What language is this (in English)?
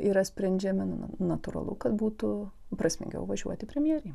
Lithuanian